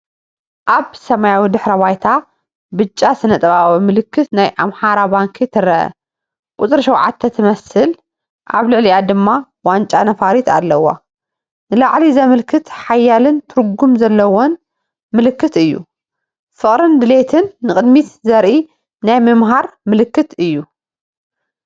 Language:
Tigrinya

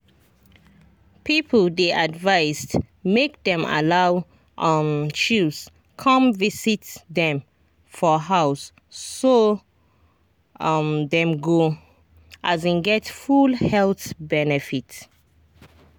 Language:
Nigerian Pidgin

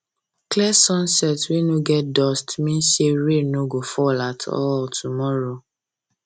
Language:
Nigerian Pidgin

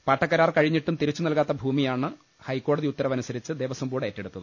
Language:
Malayalam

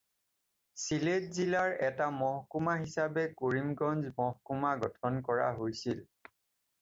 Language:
Assamese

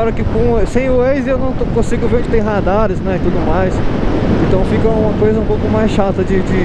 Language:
Portuguese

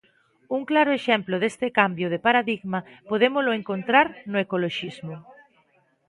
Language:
Galician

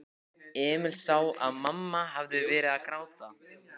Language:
Icelandic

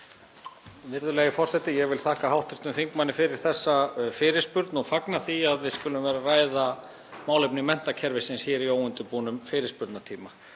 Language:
Icelandic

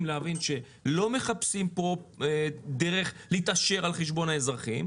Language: Hebrew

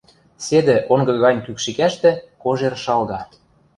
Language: Western Mari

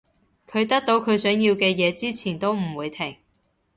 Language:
Cantonese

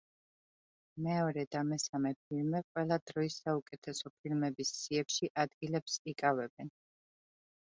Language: Georgian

